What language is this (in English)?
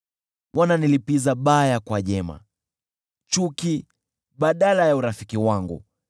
Swahili